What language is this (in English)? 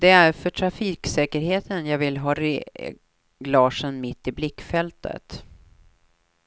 Swedish